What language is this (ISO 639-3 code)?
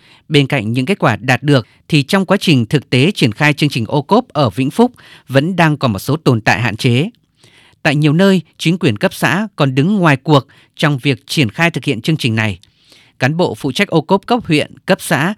vie